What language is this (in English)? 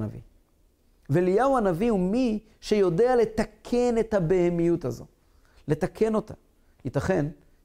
Hebrew